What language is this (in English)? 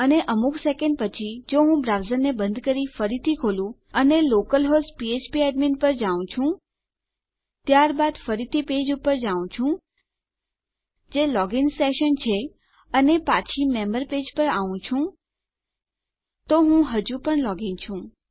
Gujarati